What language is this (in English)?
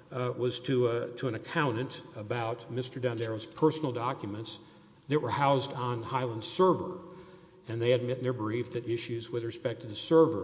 English